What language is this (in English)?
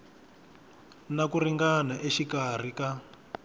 Tsonga